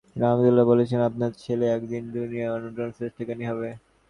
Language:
Bangla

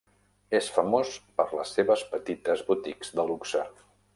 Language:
Catalan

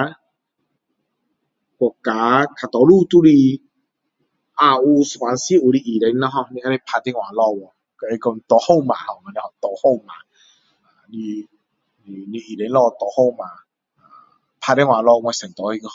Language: Min Dong Chinese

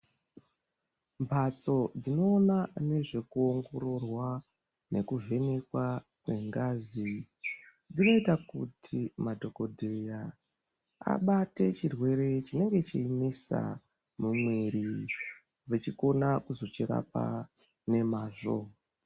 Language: Ndau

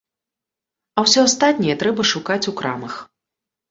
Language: Belarusian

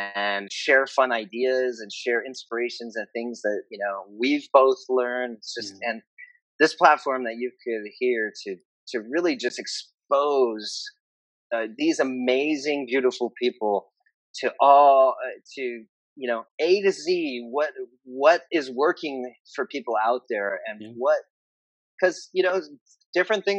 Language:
English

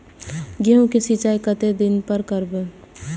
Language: Maithili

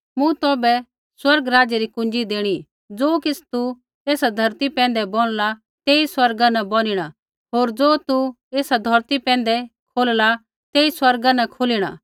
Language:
Kullu Pahari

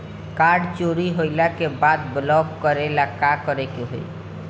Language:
Bhojpuri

